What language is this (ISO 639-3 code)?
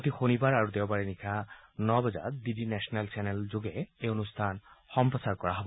asm